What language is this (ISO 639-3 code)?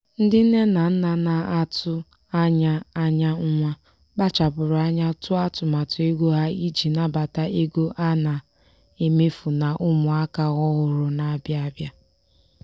ibo